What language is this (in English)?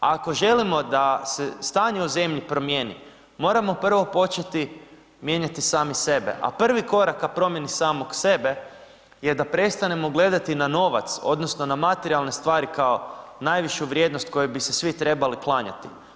Croatian